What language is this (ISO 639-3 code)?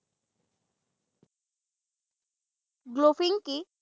asm